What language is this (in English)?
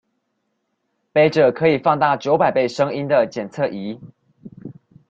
Chinese